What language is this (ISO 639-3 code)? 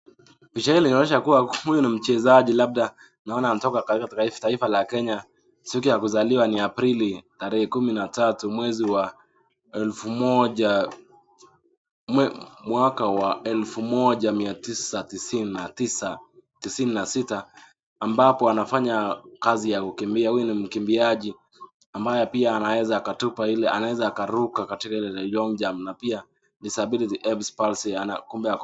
swa